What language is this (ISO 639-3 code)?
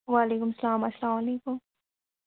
kas